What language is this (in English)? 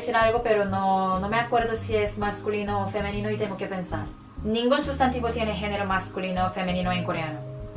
Spanish